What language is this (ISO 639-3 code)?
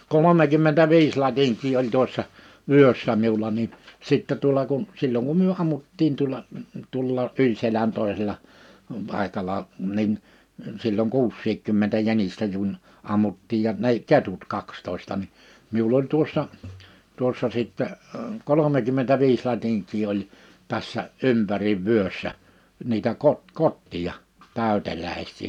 fin